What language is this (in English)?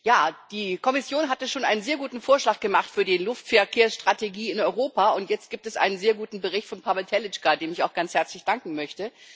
German